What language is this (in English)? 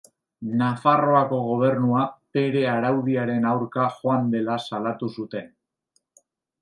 Basque